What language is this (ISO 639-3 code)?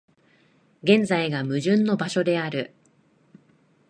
jpn